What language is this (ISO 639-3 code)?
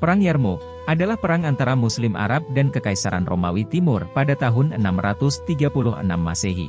ind